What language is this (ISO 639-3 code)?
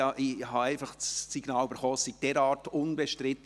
gsw